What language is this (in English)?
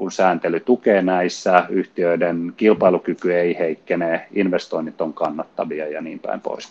Finnish